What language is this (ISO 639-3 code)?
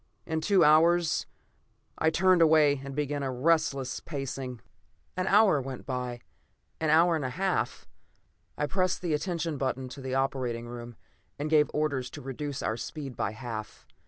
eng